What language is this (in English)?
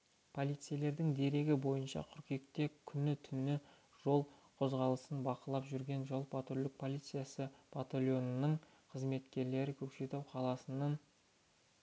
Kazakh